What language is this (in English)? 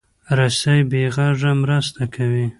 Pashto